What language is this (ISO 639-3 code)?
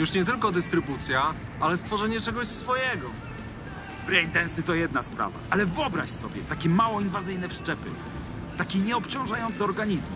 pol